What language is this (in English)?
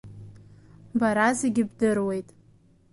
Abkhazian